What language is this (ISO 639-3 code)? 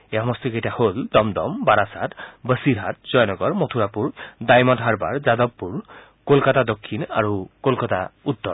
asm